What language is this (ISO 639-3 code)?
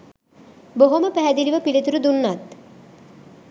sin